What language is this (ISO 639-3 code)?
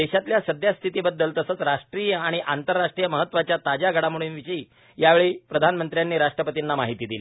mar